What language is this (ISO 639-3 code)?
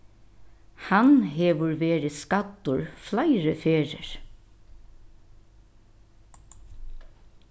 fao